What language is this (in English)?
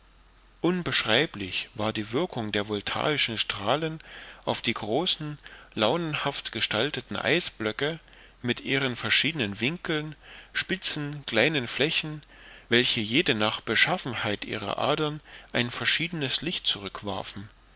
German